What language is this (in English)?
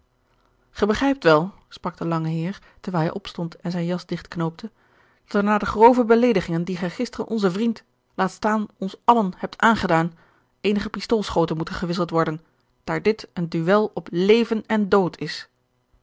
Dutch